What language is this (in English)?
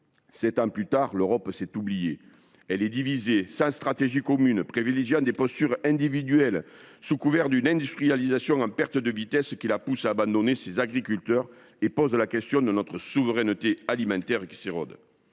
French